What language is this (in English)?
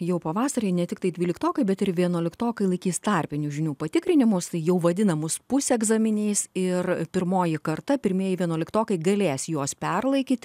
Lithuanian